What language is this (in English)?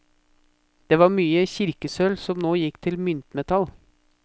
Norwegian